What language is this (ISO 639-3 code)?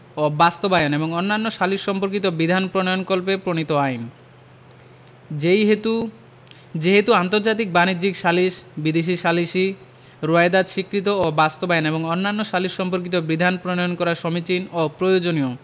ben